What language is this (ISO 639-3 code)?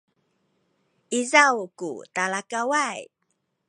szy